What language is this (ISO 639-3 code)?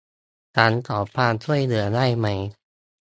tha